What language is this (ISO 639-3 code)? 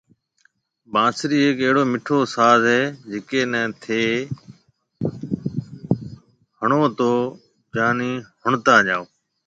mve